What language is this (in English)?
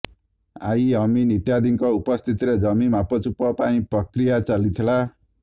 Odia